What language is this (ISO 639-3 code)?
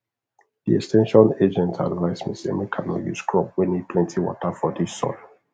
pcm